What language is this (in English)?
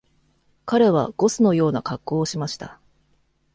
Japanese